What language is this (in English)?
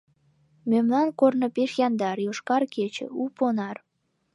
Mari